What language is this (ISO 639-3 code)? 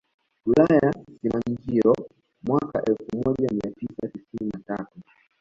swa